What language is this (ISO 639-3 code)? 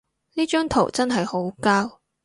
yue